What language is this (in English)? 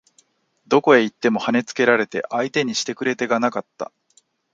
Japanese